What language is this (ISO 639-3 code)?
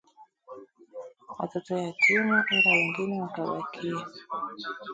swa